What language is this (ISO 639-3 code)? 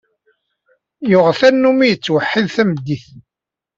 kab